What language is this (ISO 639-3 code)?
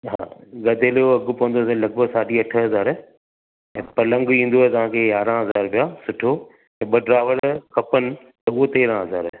snd